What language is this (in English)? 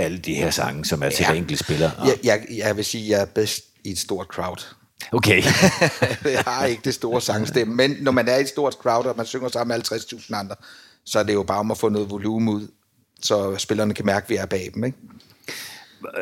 Danish